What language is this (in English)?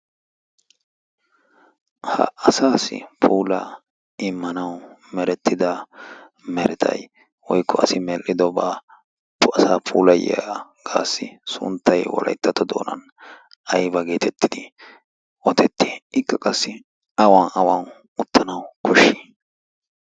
Wolaytta